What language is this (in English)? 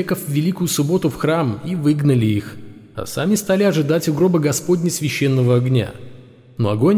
Russian